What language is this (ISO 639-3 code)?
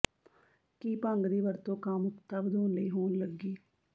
pan